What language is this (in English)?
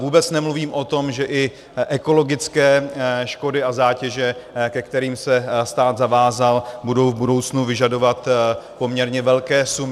Czech